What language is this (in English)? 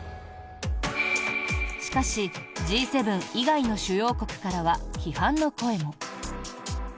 Japanese